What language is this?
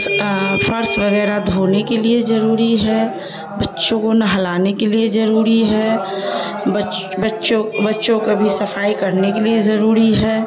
Urdu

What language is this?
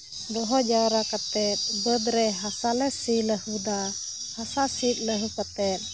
Santali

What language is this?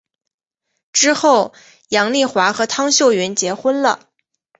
Chinese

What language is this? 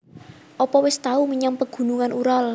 Javanese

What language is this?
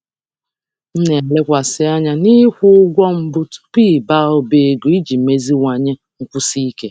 Igbo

